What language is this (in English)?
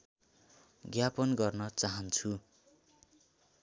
Nepali